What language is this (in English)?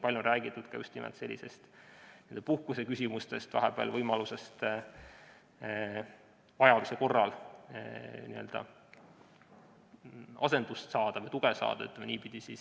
Estonian